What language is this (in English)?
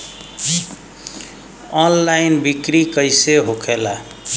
Bhojpuri